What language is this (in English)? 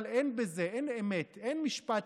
Hebrew